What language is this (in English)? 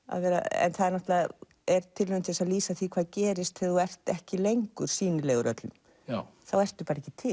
Icelandic